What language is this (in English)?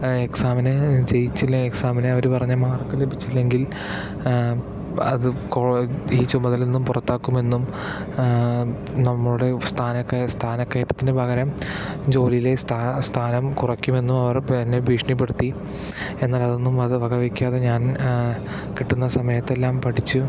Malayalam